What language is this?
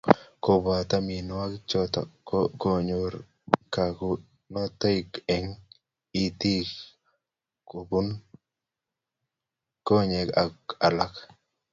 Kalenjin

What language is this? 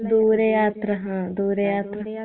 Malayalam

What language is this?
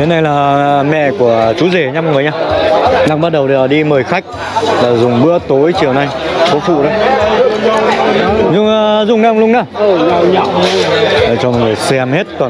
Vietnamese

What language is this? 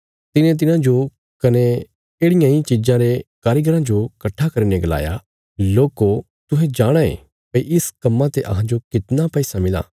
Bilaspuri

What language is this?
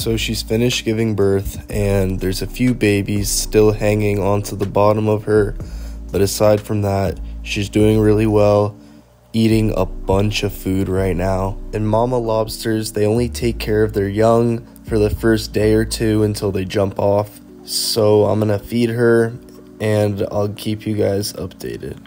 English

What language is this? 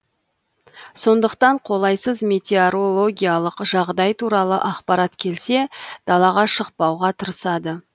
Kazakh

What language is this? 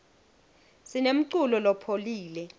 Swati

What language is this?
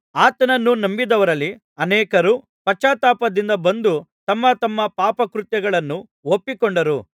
Kannada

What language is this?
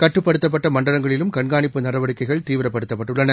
Tamil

